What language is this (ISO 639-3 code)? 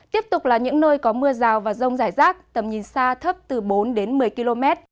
vie